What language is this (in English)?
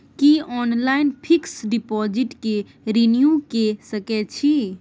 Maithili